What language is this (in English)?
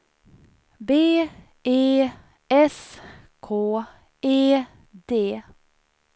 Swedish